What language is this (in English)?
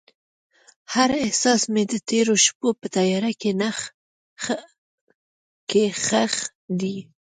Pashto